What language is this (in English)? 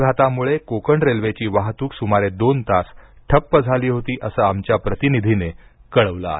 Marathi